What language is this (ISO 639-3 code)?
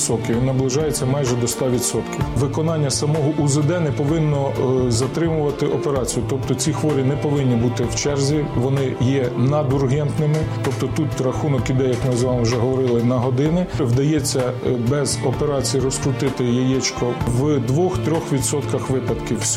ukr